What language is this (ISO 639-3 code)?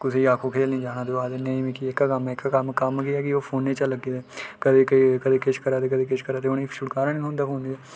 doi